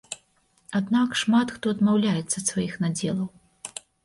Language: Belarusian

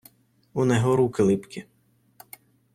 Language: Ukrainian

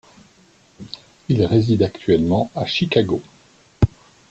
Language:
French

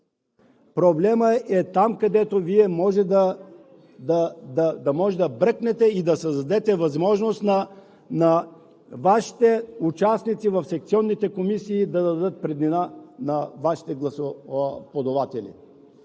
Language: Bulgarian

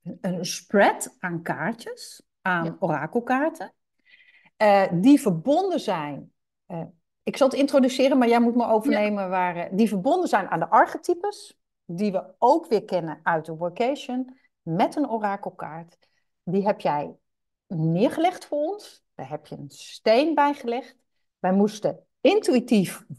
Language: Dutch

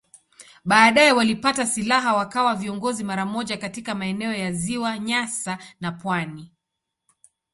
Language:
Swahili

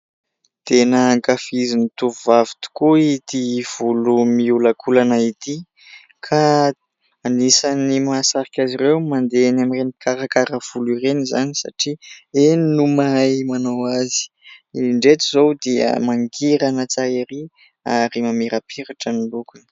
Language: Malagasy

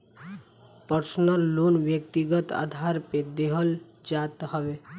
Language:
Bhojpuri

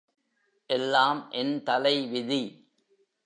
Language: Tamil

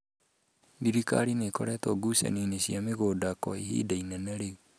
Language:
Kikuyu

